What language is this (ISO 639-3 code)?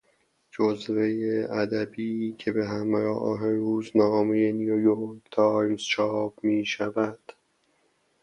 fas